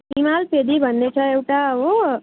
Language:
Nepali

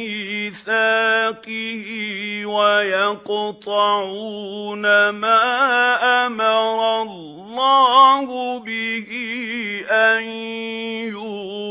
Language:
Arabic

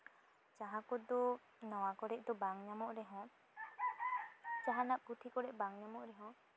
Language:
Santali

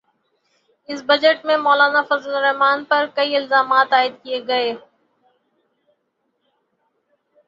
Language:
Urdu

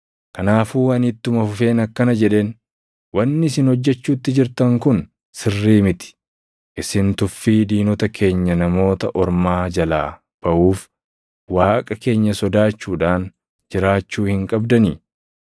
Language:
Oromo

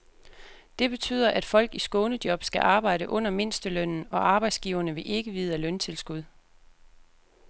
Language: Danish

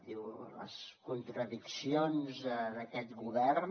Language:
Catalan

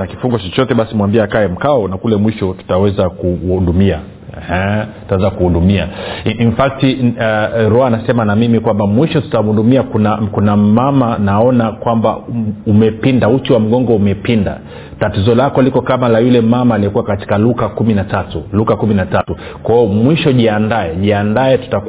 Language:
Swahili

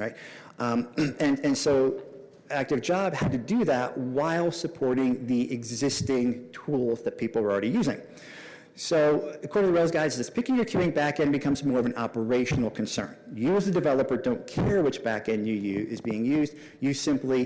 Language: English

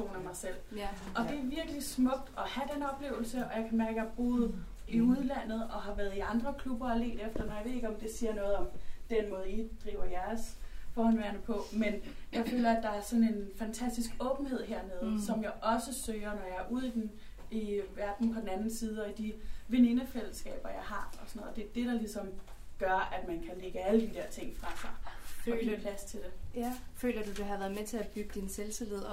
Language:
Danish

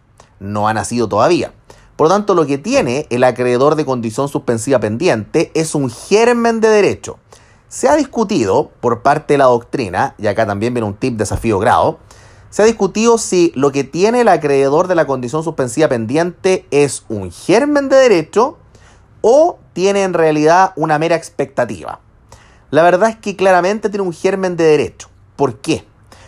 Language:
Spanish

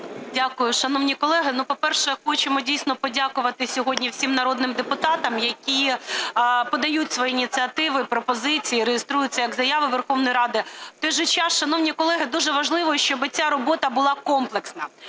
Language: Ukrainian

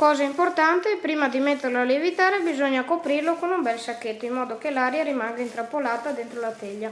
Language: Italian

